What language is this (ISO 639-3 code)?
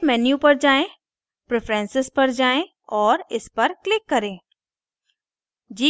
hin